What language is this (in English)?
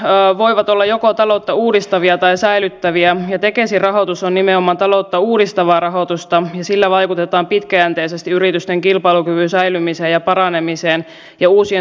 Finnish